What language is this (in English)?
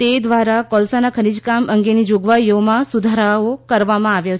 Gujarati